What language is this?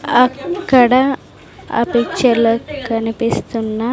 Telugu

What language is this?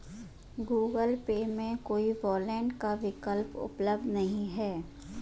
Hindi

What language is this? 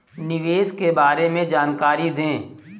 Hindi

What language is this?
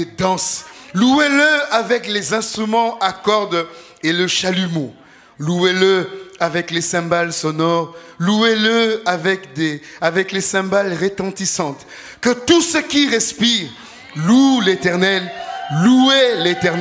French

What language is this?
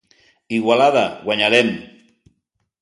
Catalan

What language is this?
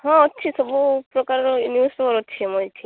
Odia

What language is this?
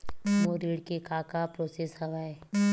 Chhattisgarhi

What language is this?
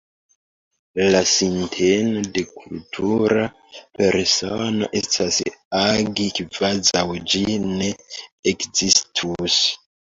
Esperanto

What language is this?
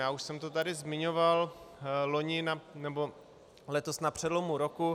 Czech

